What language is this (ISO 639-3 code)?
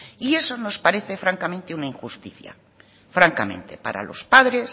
spa